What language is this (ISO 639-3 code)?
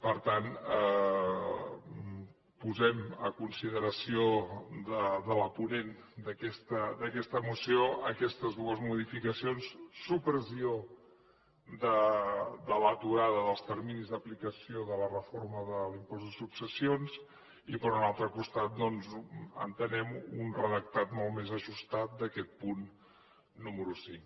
cat